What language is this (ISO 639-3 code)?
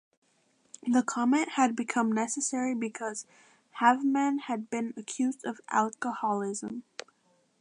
eng